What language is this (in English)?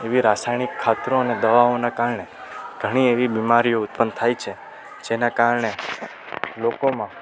Gujarati